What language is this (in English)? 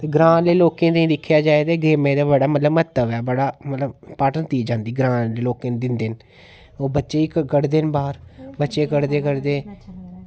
Dogri